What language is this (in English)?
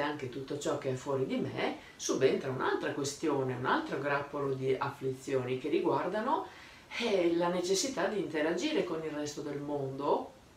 Italian